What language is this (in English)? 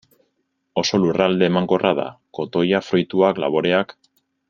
Basque